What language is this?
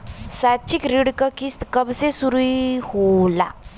Bhojpuri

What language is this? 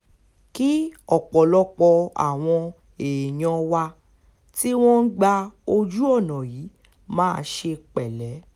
Yoruba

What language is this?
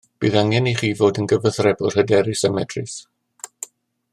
Welsh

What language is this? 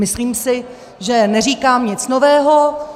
Czech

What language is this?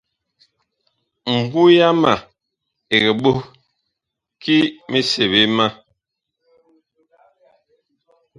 Bakoko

